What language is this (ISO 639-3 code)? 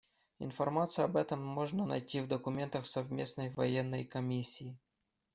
rus